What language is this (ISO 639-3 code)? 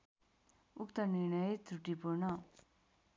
nep